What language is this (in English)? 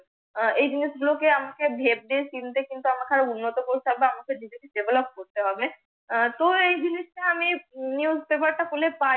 Bangla